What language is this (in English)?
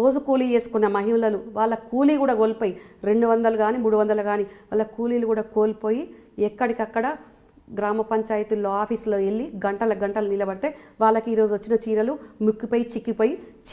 Telugu